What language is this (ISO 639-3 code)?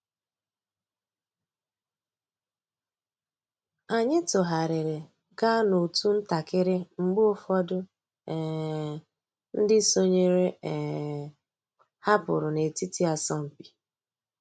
ibo